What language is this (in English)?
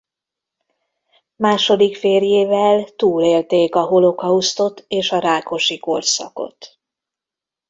Hungarian